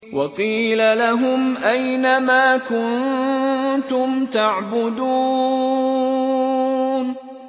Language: Arabic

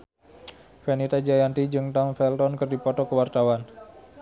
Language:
Sundanese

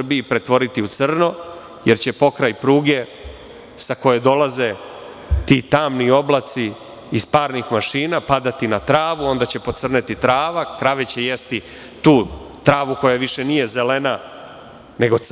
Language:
Serbian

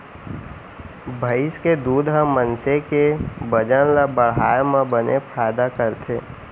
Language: Chhattisgarhi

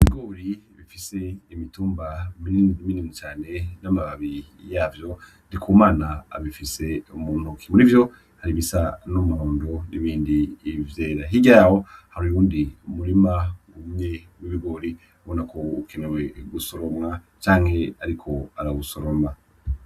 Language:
Rundi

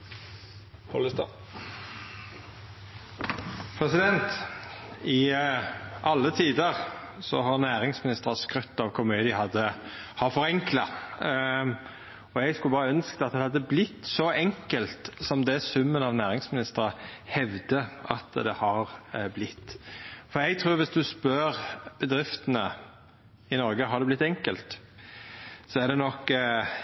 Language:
Norwegian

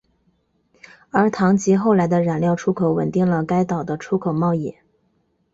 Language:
Chinese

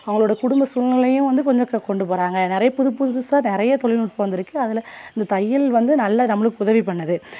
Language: Tamil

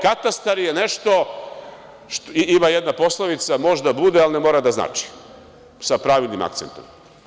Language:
Serbian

